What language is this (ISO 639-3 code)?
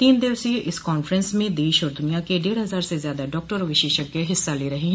hin